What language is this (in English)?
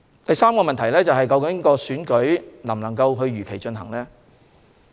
Cantonese